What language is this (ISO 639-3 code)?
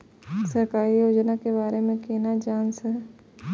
mai